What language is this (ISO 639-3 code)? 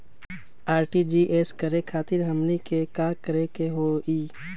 mag